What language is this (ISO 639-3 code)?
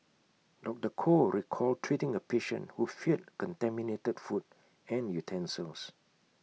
eng